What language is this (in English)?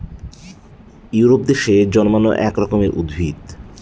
Bangla